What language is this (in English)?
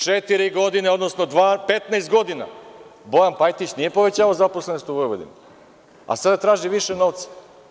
Serbian